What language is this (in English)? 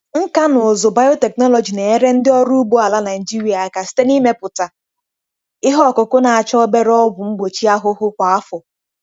Igbo